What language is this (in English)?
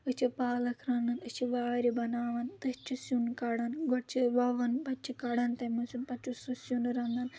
Kashmiri